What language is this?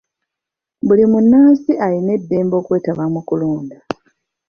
Ganda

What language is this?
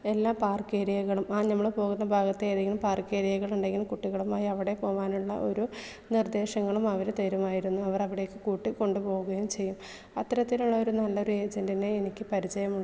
Malayalam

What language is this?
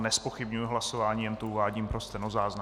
Czech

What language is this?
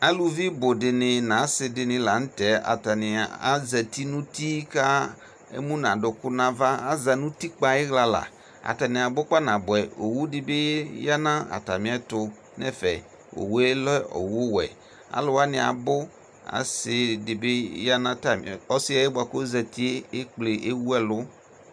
Ikposo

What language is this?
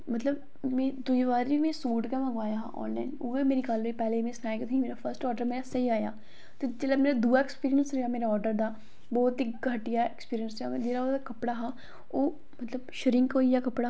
Dogri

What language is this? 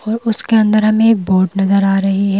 Hindi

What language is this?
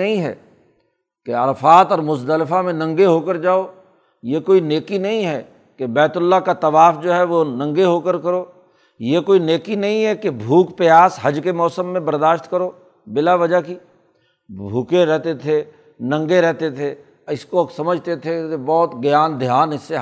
Urdu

